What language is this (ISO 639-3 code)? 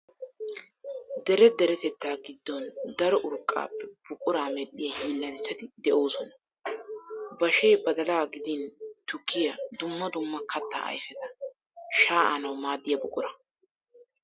wal